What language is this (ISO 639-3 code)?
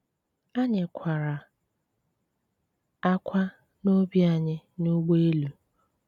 ibo